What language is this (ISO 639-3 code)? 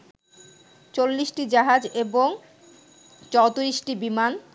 ben